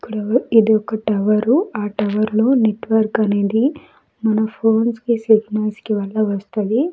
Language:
Telugu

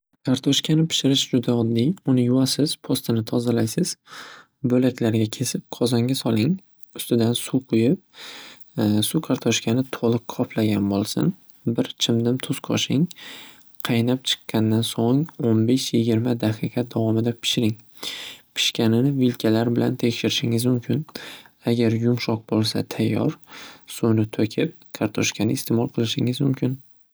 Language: Uzbek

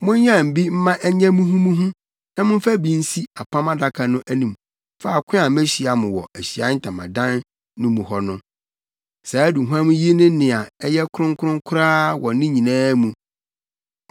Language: Akan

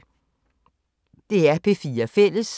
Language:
Danish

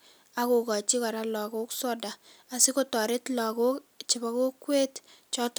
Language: Kalenjin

